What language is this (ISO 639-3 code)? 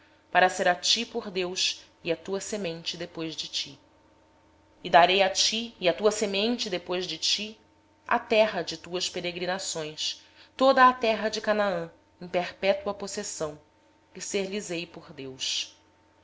por